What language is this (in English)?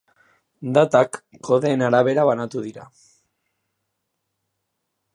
Basque